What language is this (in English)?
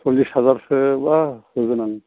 Bodo